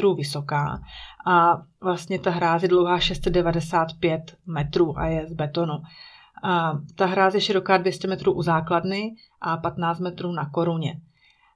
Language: Czech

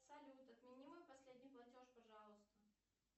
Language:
Russian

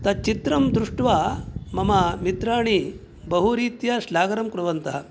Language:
Sanskrit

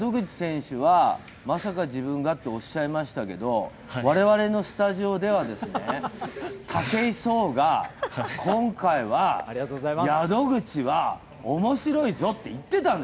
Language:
Japanese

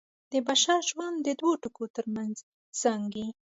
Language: Pashto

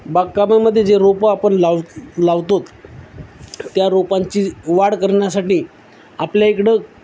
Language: Marathi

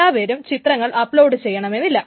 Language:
Malayalam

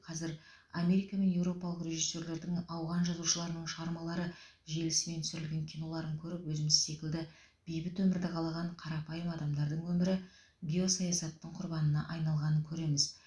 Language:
Kazakh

